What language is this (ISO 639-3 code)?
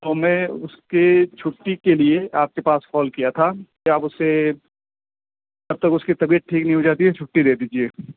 urd